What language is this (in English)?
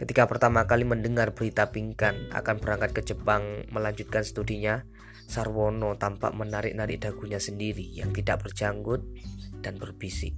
Indonesian